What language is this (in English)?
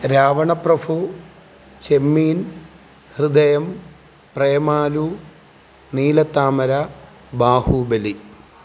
Malayalam